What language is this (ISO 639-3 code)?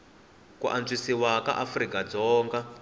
tso